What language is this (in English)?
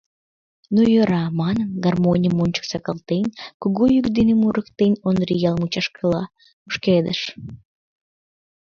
Mari